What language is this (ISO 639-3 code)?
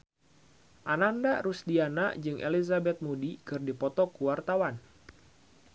sun